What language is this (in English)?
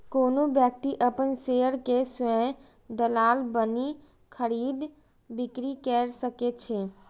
Maithili